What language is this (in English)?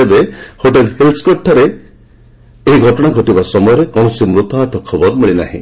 Odia